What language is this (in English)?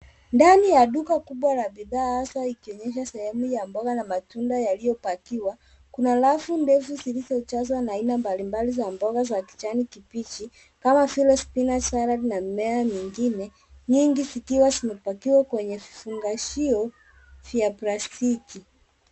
Swahili